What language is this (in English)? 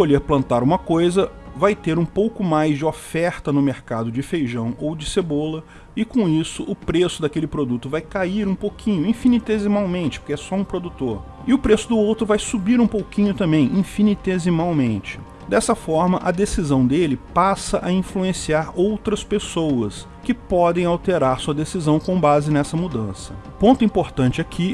Portuguese